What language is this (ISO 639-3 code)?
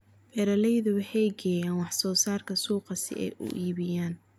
som